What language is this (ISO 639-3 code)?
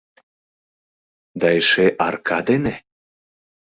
chm